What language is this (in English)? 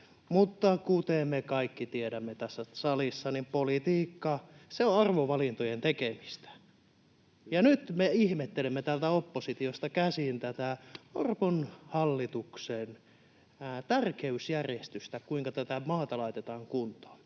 Finnish